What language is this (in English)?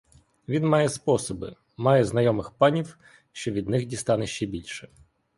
Ukrainian